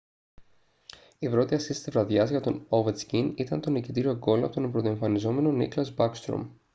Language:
Greek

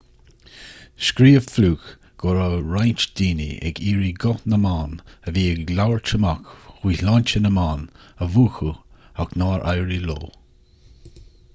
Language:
Irish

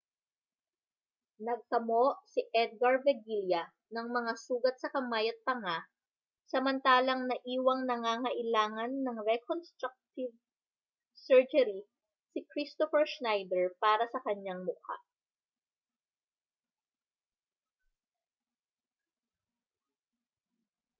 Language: Filipino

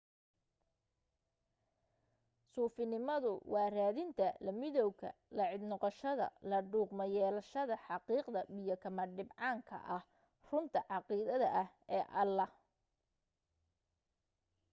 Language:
Somali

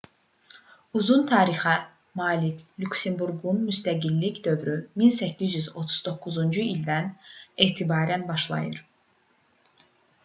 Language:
Azerbaijani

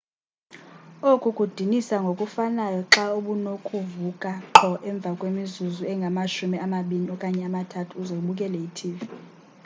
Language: Xhosa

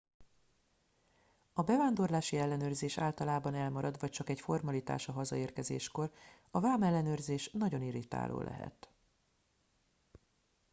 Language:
Hungarian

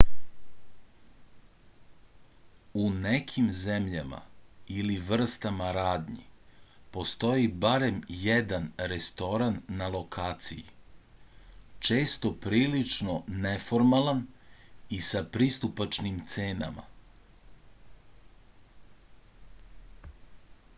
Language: Serbian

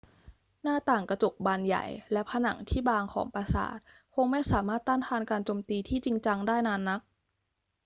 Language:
Thai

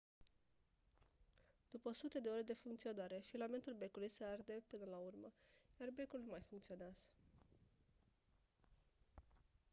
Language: Romanian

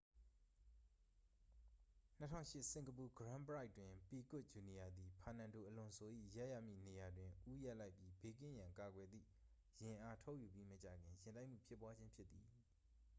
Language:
Burmese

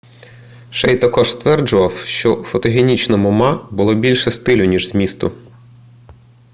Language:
Ukrainian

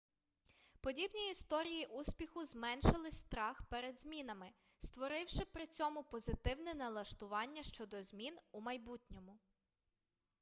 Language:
Ukrainian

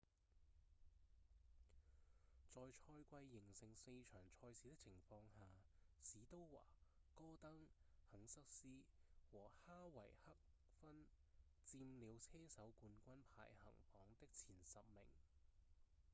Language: Cantonese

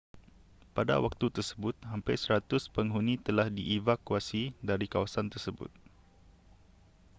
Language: Malay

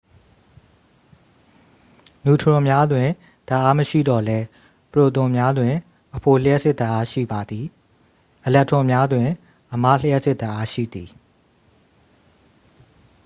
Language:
Burmese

